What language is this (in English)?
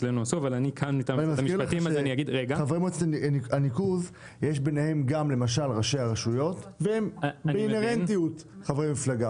Hebrew